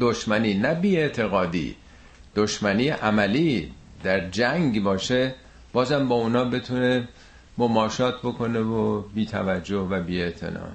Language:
Persian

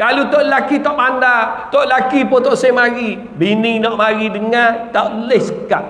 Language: Malay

